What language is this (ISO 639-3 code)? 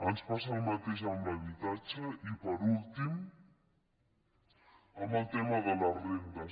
cat